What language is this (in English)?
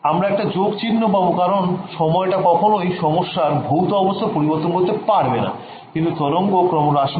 Bangla